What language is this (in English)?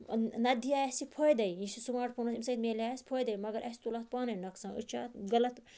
Kashmiri